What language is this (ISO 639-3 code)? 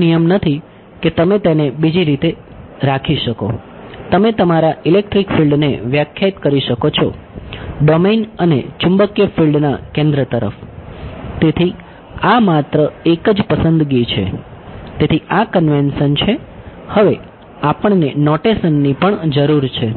guj